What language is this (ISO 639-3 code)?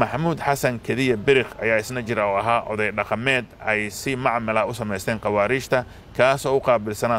ara